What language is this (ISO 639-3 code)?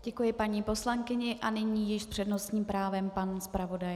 ces